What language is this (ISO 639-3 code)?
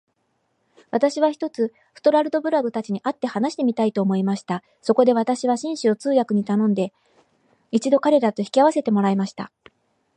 jpn